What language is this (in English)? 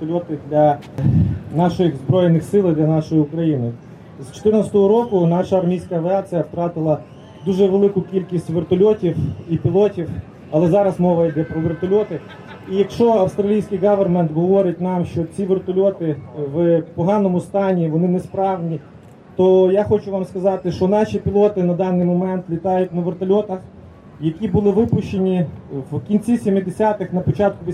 Ukrainian